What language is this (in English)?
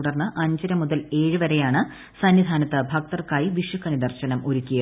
Malayalam